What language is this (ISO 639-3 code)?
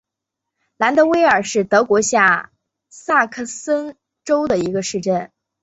zho